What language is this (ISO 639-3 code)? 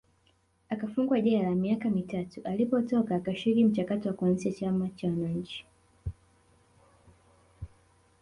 swa